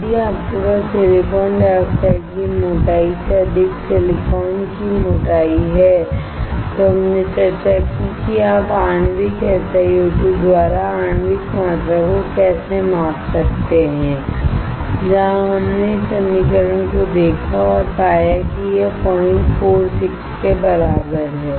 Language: Hindi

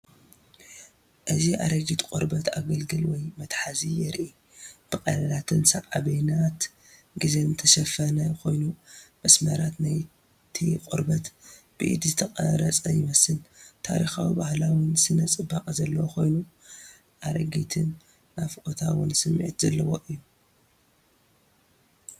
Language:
Tigrinya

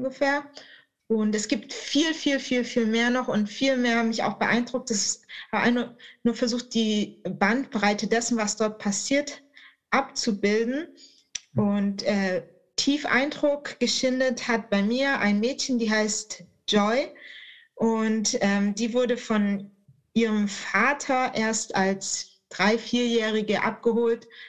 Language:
German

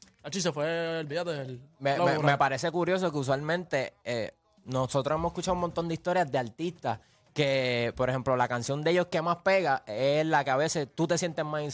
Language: Spanish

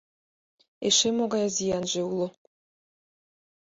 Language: Mari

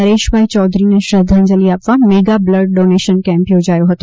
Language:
Gujarati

